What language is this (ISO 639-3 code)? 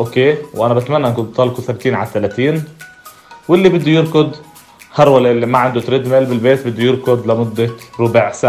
ara